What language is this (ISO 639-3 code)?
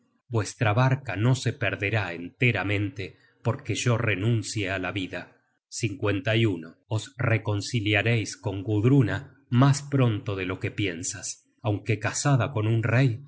spa